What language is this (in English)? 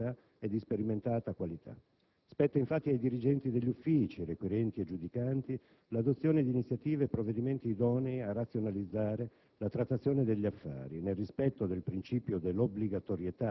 Italian